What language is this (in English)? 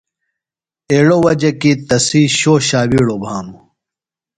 Phalura